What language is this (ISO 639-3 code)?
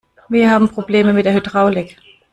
deu